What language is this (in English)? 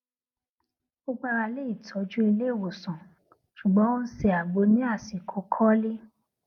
Yoruba